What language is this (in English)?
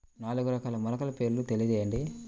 Telugu